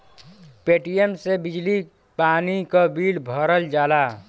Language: Bhojpuri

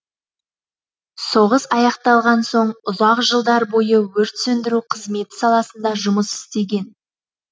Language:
Kazakh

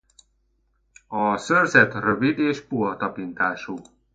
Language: Hungarian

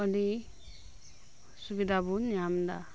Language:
Santali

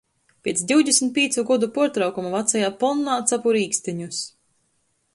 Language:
Latgalian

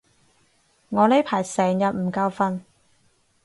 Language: Cantonese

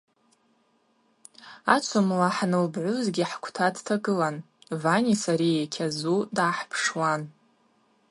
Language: Abaza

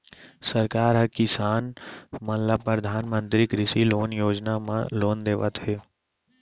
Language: Chhattisgarhi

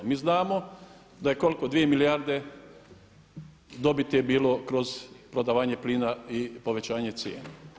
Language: Croatian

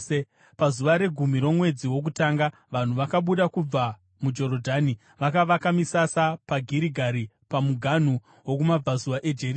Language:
Shona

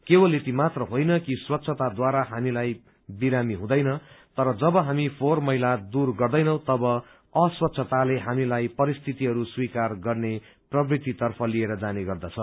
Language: Nepali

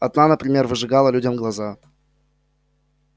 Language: Russian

